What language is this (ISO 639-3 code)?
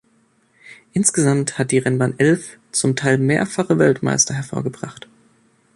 deu